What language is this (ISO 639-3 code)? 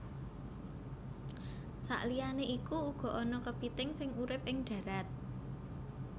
jav